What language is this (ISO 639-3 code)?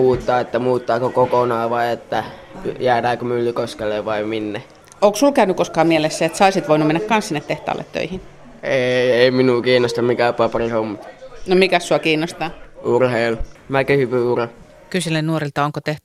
fin